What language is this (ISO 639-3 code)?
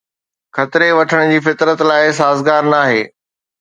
snd